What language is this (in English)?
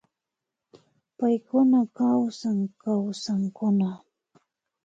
Imbabura Highland Quichua